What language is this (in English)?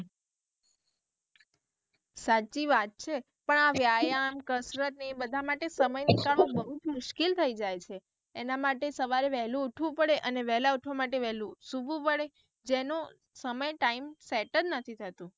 Gujarati